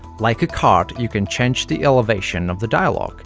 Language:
English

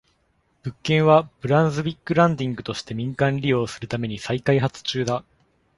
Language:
Japanese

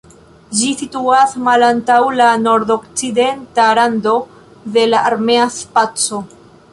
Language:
Esperanto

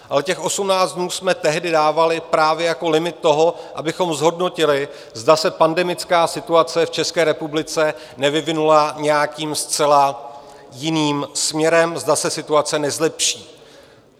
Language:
Czech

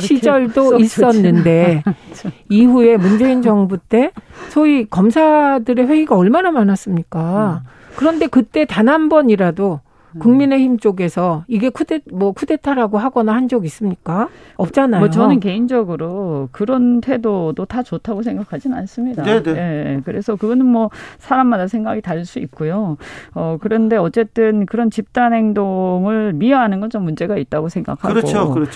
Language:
Korean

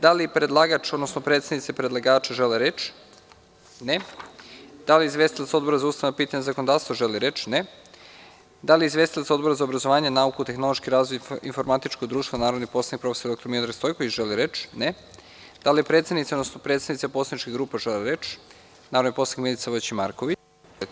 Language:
Serbian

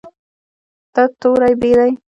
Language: Pashto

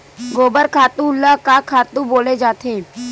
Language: Chhattisgarhi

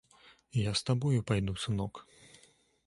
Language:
Belarusian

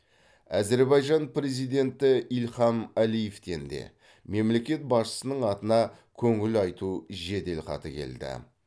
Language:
Kazakh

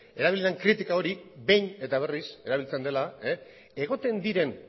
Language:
Basque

